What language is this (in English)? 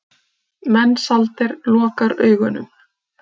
Icelandic